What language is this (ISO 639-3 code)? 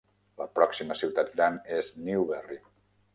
cat